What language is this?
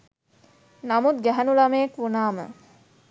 Sinhala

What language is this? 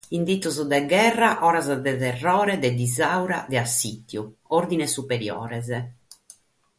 Sardinian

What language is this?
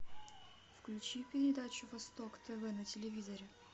Russian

